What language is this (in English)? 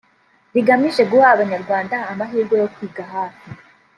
Kinyarwanda